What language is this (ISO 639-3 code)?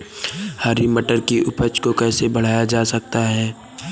hin